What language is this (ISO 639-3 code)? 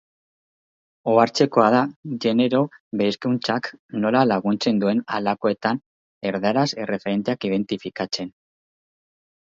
eus